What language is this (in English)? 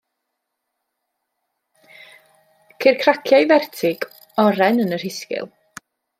Welsh